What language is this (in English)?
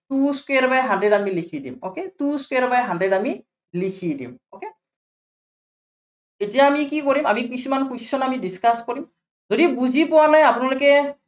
Assamese